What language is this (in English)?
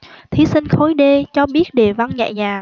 Vietnamese